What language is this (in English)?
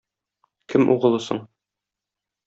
Tatar